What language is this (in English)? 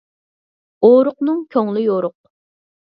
Uyghur